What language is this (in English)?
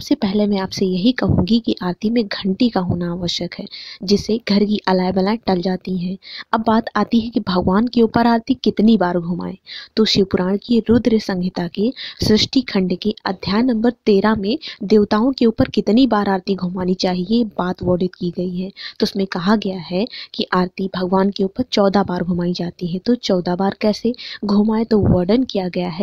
Hindi